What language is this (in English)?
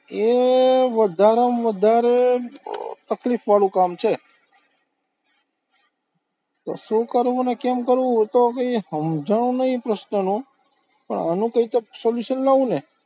Gujarati